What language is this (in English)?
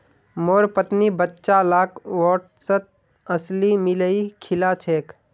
Magahi